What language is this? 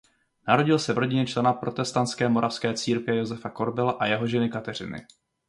Czech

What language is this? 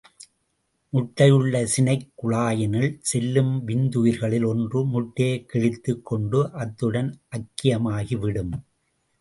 Tamil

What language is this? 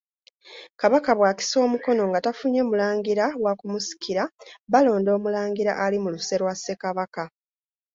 Ganda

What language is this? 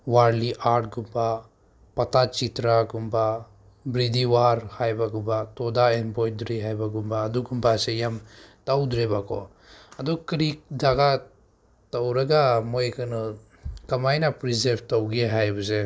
Manipuri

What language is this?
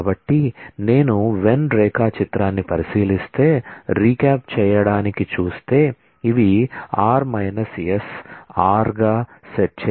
Telugu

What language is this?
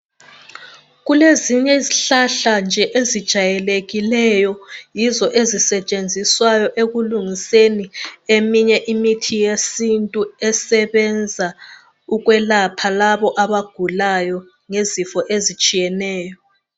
North Ndebele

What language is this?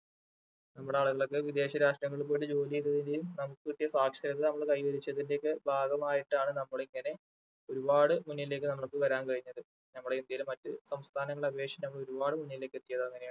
Malayalam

